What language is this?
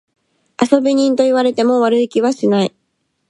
Japanese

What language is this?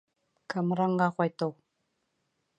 Bashkir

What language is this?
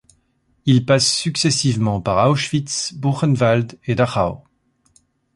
French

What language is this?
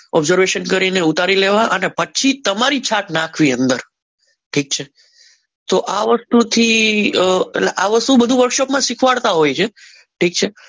Gujarati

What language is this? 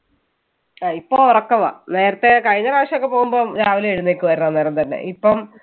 Malayalam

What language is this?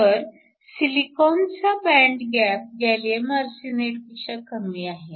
Marathi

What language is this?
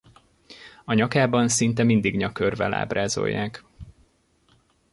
Hungarian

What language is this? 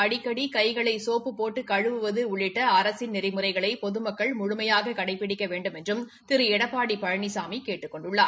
Tamil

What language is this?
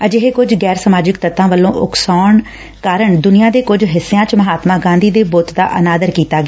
Punjabi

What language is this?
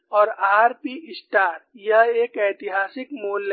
Hindi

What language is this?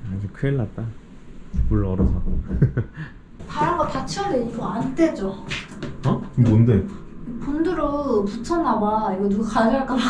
Korean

